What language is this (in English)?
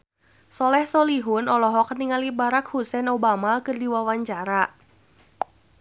Sundanese